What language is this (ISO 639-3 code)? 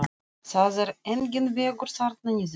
isl